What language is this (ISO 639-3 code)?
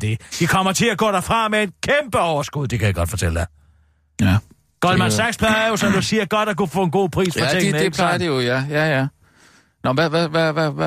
dan